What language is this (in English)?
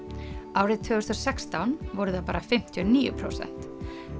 Icelandic